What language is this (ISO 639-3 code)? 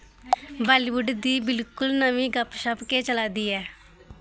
doi